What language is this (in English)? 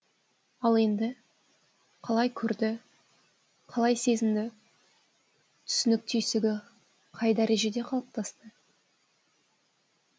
Kazakh